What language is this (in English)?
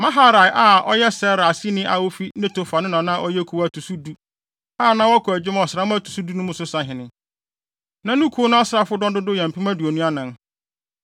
Akan